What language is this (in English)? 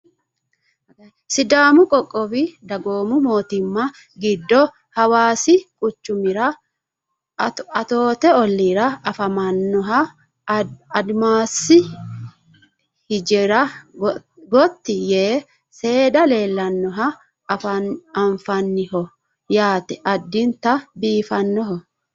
Sidamo